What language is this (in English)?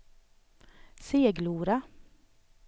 Swedish